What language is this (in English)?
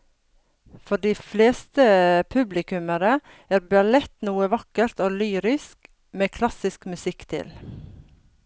Norwegian